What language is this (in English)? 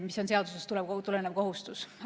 Estonian